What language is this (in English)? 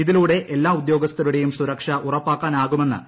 Malayalam